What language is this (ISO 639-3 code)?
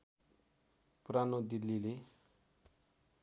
nep